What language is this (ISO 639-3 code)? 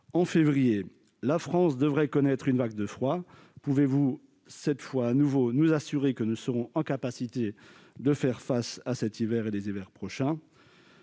fra